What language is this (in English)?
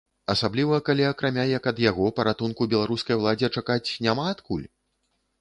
Belarusian